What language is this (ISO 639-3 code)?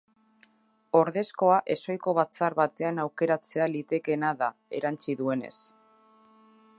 eus